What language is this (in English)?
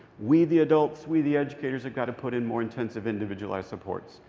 English